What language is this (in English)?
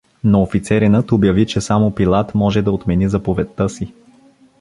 Bulgarian